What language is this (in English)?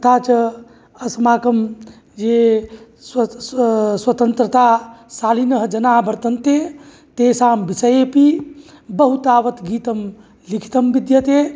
Sanskrit